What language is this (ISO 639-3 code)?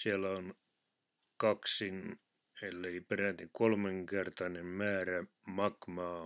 fin